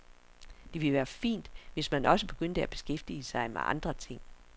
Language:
Danish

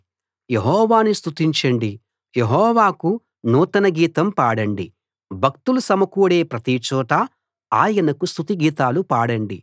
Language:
Telugu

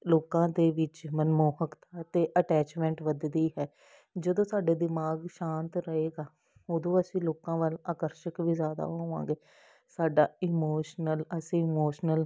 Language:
Punjabi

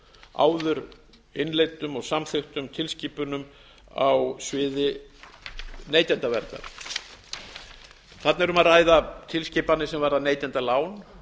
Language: Icelandic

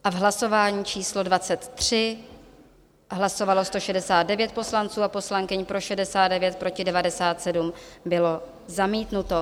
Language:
Czech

